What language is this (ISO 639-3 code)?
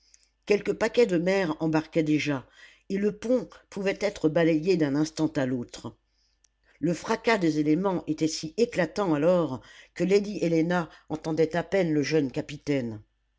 fra